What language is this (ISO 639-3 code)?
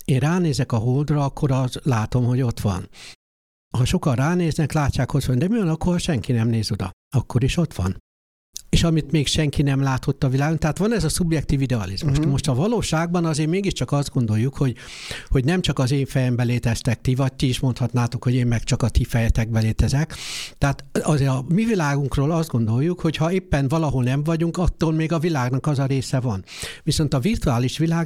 hun